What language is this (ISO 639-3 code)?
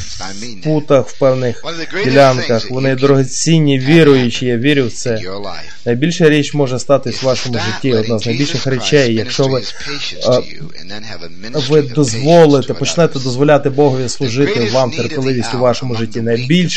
ukr